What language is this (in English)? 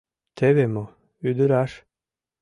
Mari